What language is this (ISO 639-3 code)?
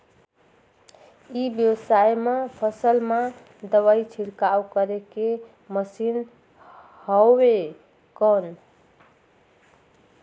hne